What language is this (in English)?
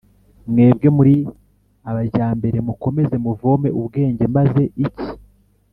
Kinyarwanda